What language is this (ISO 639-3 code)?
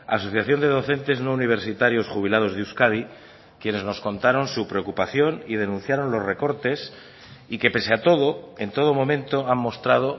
spa